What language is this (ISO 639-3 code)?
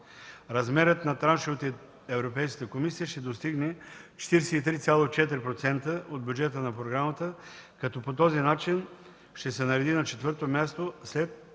bul